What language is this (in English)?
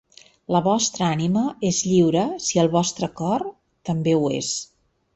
Catalan